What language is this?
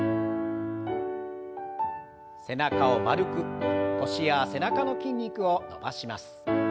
Japanese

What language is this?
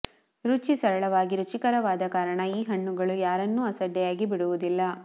Kannada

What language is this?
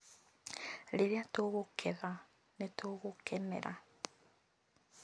Kikuyu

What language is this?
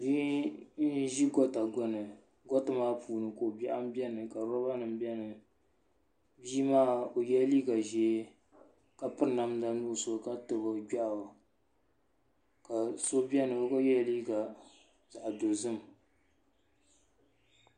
Dagbani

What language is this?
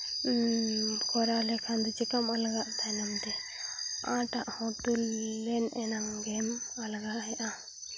Santali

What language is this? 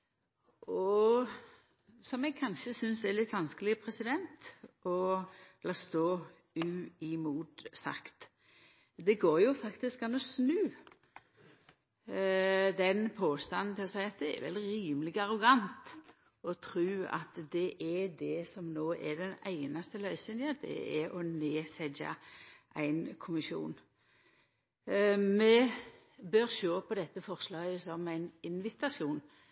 Norwegian Nynorsk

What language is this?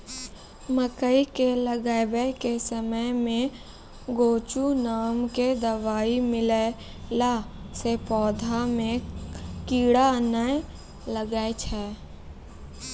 Maithili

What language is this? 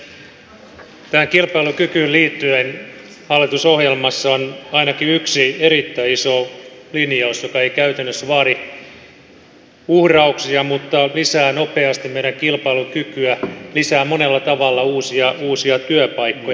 Finnish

